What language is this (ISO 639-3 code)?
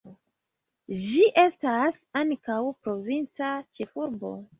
epo